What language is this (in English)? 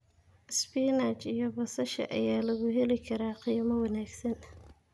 Somali